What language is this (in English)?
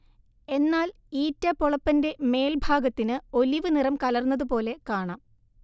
Malayalam